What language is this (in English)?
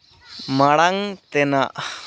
Santali